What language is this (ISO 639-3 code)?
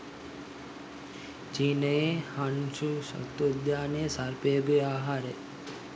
sin